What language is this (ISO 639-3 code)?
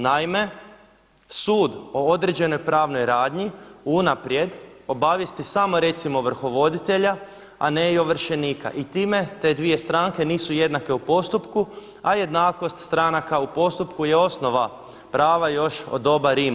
hrv